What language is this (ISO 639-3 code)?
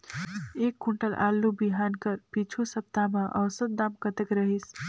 hne